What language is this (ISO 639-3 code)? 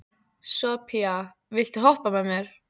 isl